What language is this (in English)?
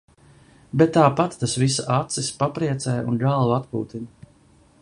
Latvian